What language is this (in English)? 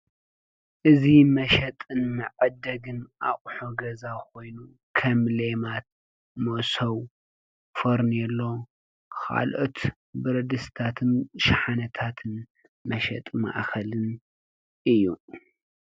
Tigrinya